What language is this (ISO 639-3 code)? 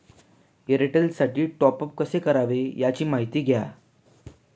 mar